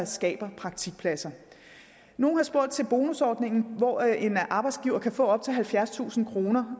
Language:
Danish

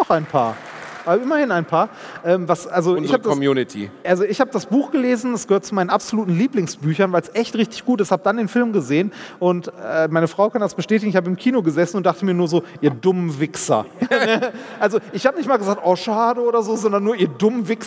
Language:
German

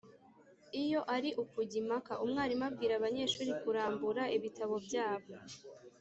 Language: Kinyarwanda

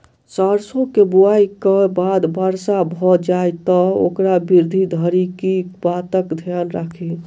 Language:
Maithili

